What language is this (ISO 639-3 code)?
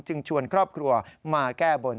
tha